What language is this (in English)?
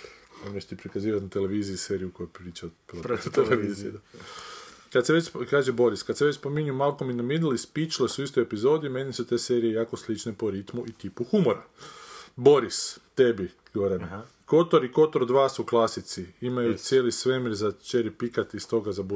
Croatian